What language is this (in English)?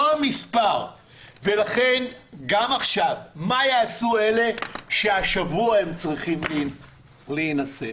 Hebrew